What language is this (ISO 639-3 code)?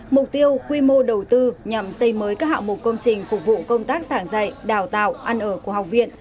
vie